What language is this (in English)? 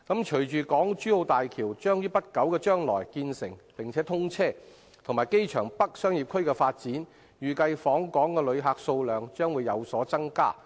Cantonese